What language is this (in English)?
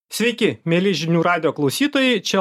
Lithuanian